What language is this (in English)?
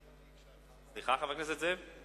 Hebrew